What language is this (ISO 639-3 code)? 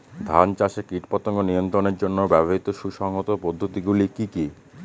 ben